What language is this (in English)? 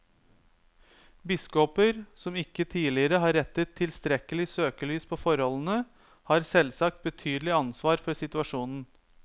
Norwegian